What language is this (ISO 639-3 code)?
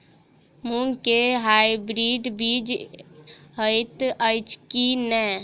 mai